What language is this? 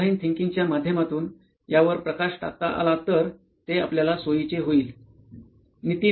Marathi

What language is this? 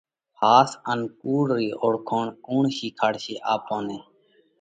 Parkari Koli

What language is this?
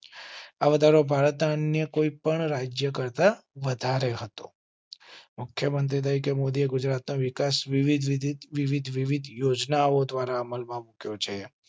Gujarati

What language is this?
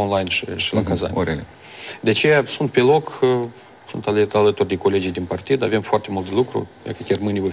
Romanian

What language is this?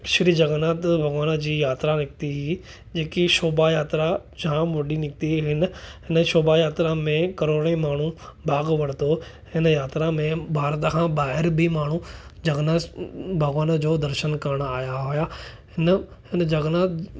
Sindhi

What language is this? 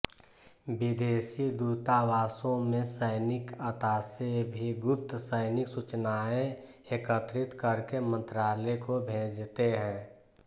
Hindi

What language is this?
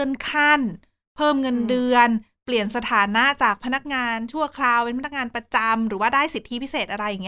Thai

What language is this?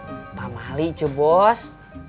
Indonesian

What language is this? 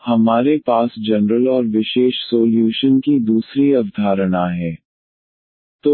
Hindi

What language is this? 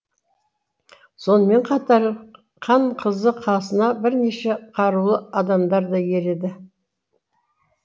Kazakh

